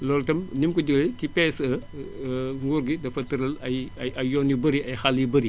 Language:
Wolof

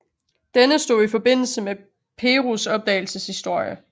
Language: Danish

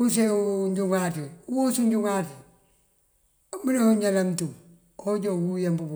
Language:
Mandjak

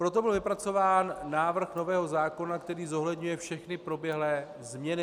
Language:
Czech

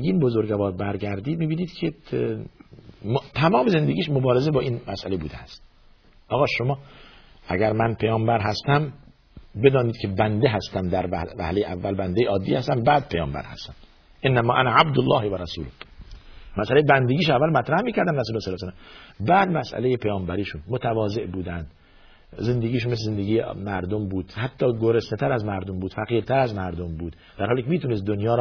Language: Persian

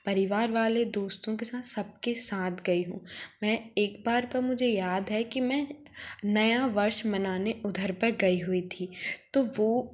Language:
Hindi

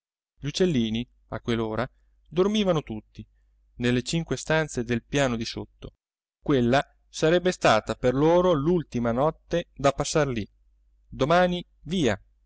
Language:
Italian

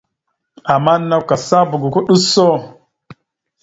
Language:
Mada (Cameroon)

